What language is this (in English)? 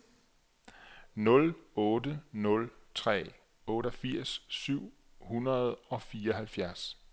Danish